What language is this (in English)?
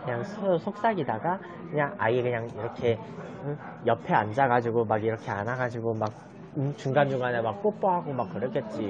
Korean